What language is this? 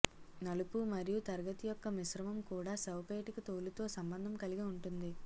Telugu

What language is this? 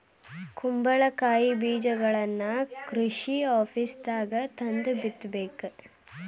Kannada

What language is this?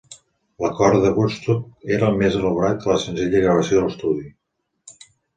Catalan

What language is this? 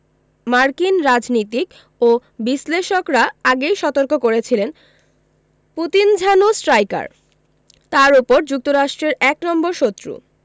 Bangla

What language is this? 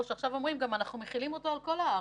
Hebrew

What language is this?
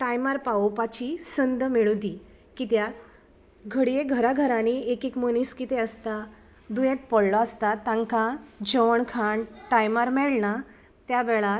Konkani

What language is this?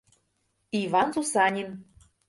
Mari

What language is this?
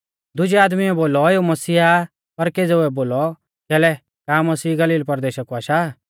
Mahasu Pahari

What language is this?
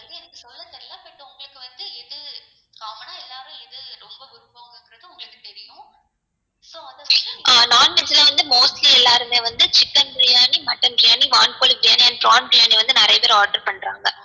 Tamil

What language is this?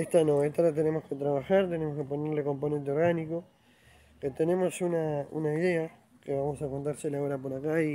Spanish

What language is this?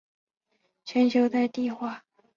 Chinese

